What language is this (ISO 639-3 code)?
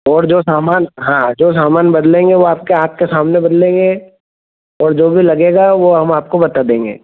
hin